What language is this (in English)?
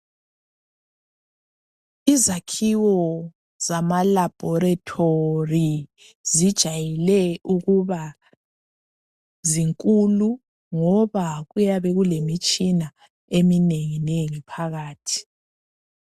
North Ndebele